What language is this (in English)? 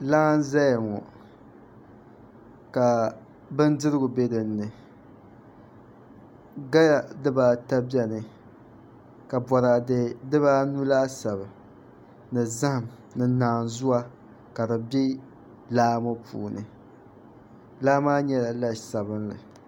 Dagbani